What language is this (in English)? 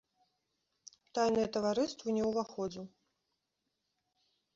Belarusian